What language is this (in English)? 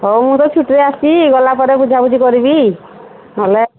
Odia